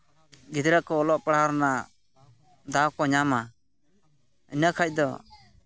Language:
Santali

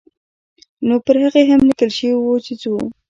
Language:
Pashto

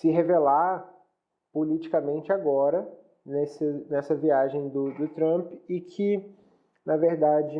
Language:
Portuguese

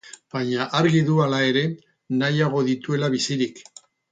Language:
Basque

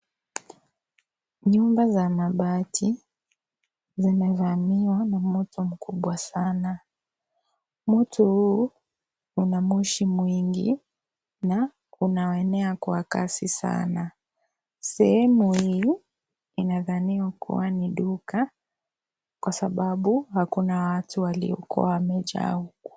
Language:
Swahili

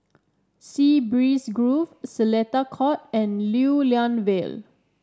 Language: English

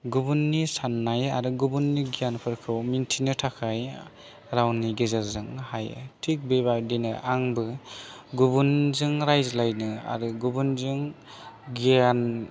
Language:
Bodo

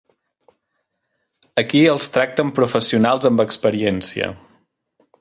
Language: Catalan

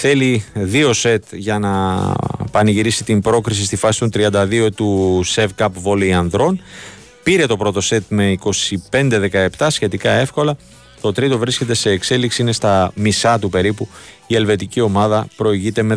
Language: Greek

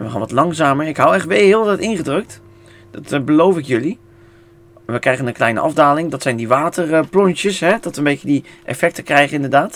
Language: Dutch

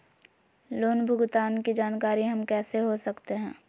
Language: Magahi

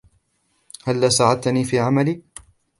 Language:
Arabic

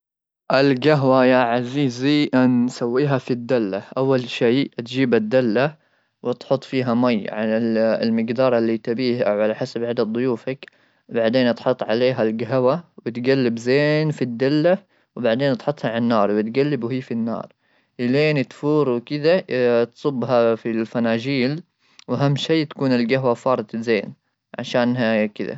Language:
Gulf Arabic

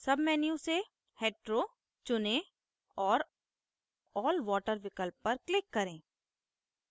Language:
Hindi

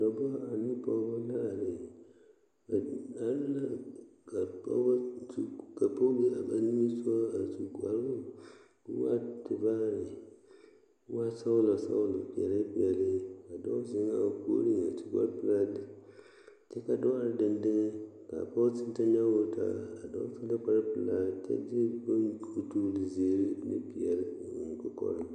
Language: Southern Dagaare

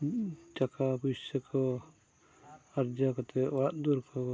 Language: Santali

